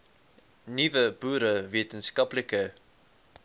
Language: Afrikaans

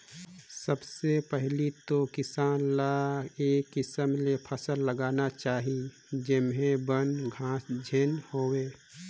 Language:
Chhattisgarhi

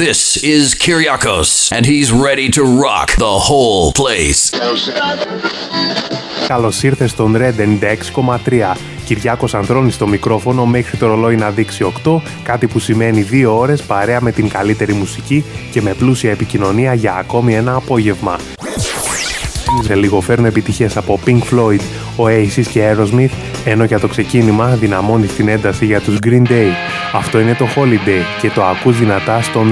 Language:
Greek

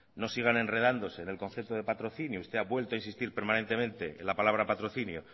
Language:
Spanish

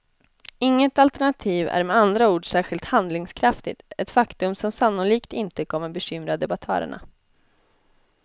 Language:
Swedish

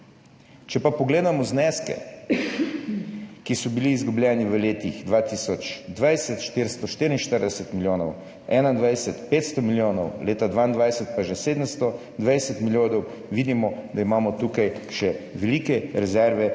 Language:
Slovenian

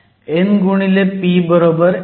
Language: Marathi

